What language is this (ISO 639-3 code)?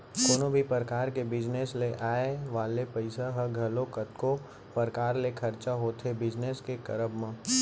hne